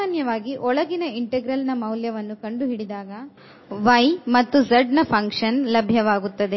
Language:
Kannada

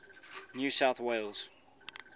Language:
English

